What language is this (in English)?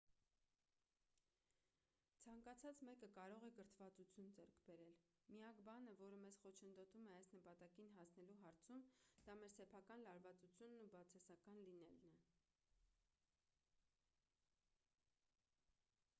Armenian